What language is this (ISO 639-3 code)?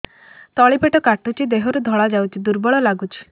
ori